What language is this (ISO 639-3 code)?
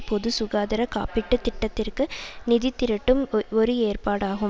tam